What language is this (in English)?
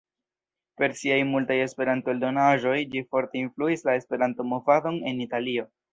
Esperanto